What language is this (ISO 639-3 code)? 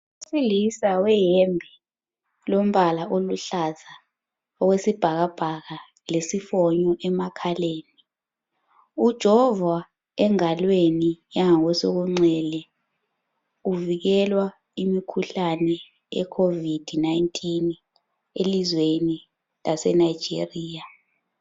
nde